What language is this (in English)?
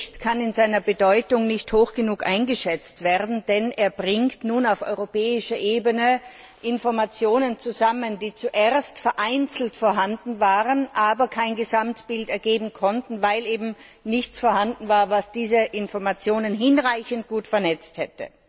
German